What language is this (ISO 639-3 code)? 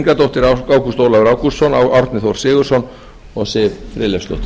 isl